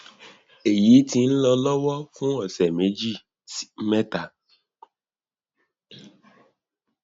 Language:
Yoruba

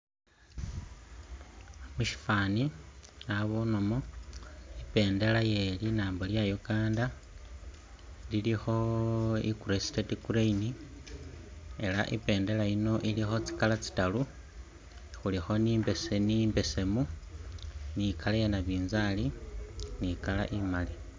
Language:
Masaaba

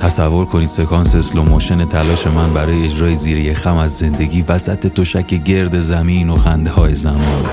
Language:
Persian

